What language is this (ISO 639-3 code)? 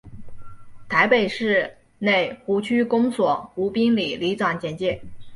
zho